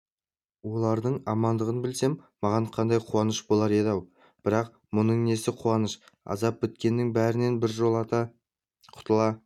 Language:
Kazakh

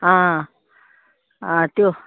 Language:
Konkani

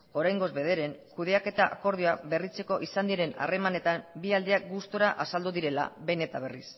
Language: Basque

